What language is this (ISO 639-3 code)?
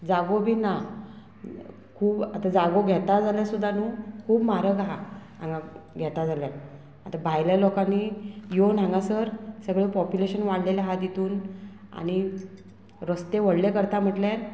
kok